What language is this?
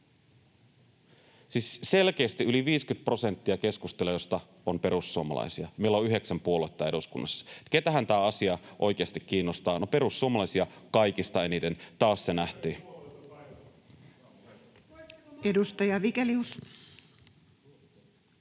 Finnish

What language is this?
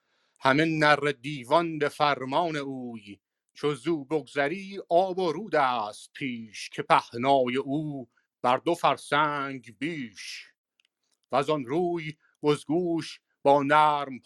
Persian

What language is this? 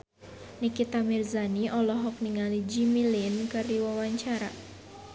Sundanese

